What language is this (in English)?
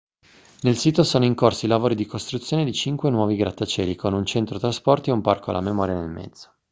Italian